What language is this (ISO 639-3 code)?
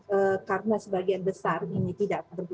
ind